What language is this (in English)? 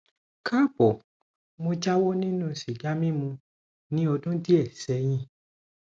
Yoruba